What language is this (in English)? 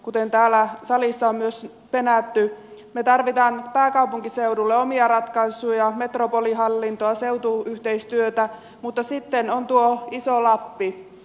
Finnish